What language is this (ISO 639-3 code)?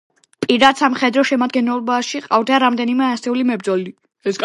kat